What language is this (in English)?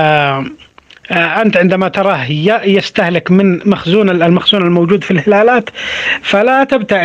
Arabic